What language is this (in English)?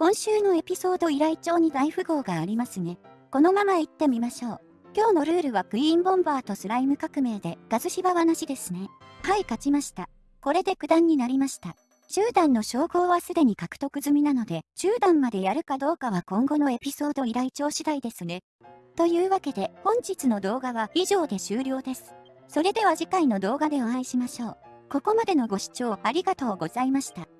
Japanese